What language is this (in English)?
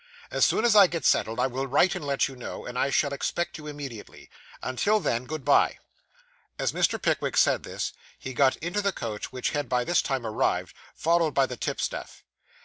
English